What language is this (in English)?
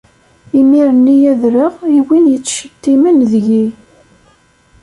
Kabyle